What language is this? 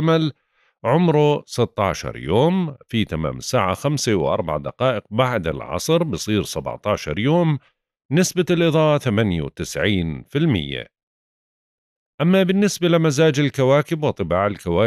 Arabic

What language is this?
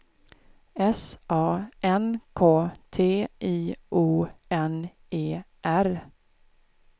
Swedish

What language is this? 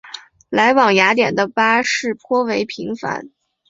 Chinese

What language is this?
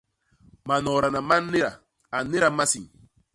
Basaa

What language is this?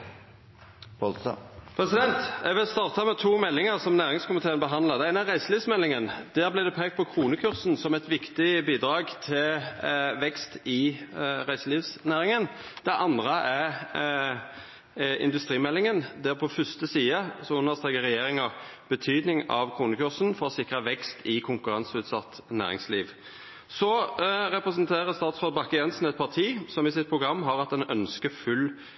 Norwegian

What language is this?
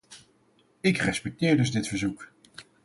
Dutch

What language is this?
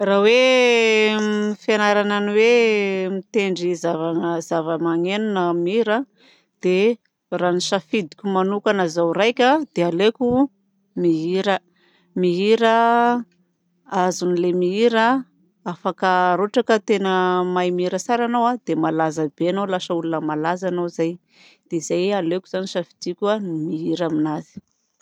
Southern Betsimisaraka Malagasy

